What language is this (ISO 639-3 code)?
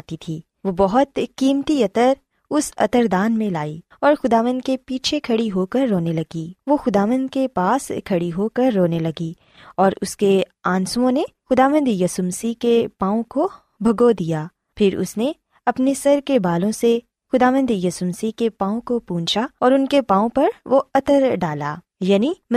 urd